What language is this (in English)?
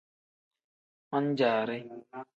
Tem